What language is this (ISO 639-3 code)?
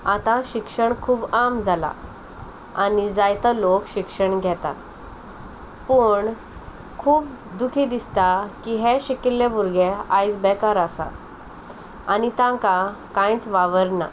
kok